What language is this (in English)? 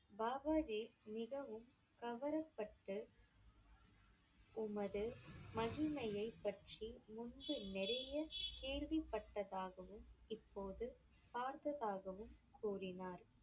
Tamil